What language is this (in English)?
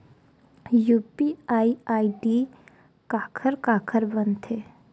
Chhattisgarhi